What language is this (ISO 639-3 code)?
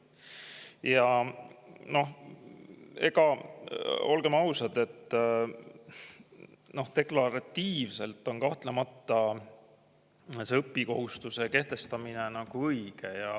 est